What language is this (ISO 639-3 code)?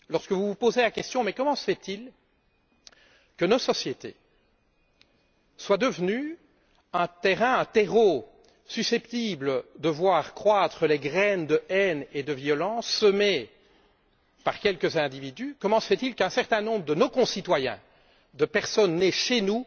fra